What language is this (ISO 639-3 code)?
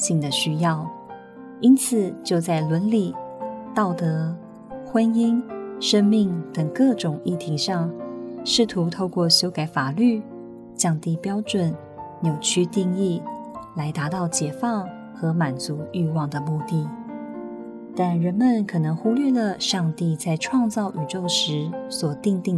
zho